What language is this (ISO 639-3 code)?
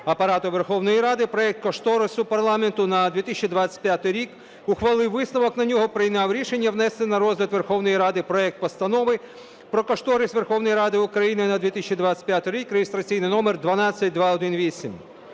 ukr